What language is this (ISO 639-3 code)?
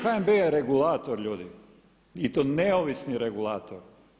hrv